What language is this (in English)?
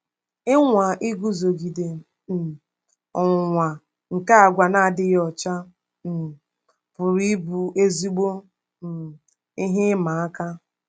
Igbo